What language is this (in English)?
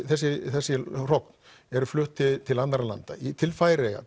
Icelandic